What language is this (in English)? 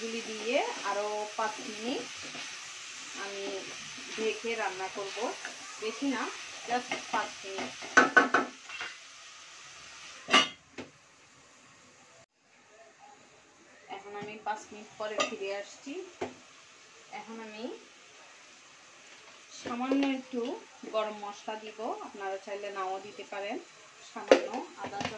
Hindi